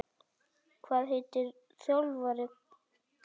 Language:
Icelandic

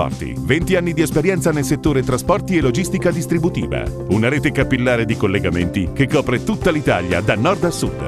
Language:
Italian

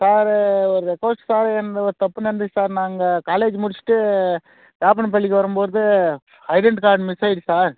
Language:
Tamil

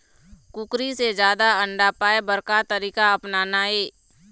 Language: Chhattisgarhi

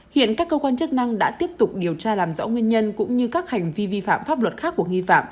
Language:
Vietnamese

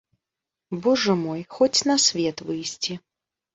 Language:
Belarusian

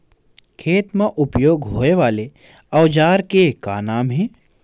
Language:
Chhattisgarhi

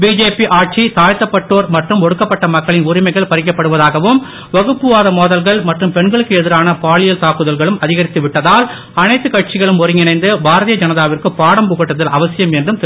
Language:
Tamil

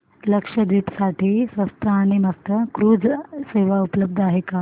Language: Marathi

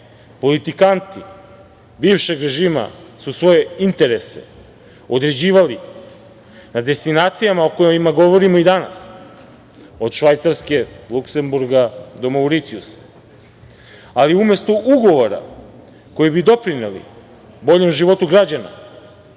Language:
Serbian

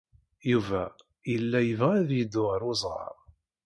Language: Kabyle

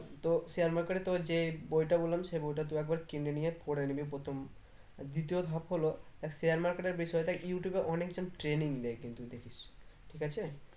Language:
Bangla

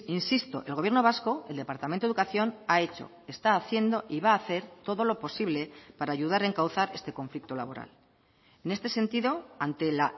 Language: Spanish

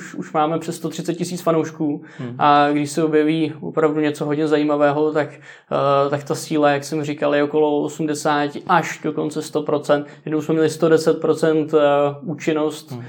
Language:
Czech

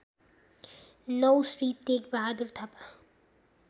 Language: Nepali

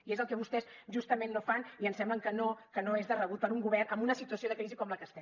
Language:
Catalan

